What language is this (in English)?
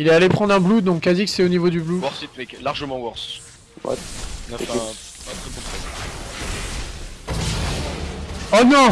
French